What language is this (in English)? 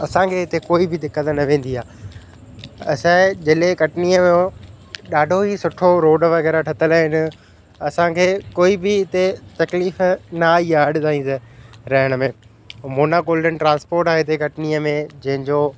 Sindhi